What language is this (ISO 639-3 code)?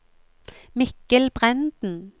nor